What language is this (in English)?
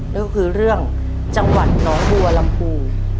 Thai